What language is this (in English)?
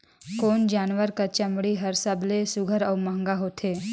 Chhattisgarhi